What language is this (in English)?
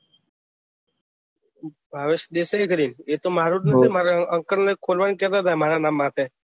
Gujarati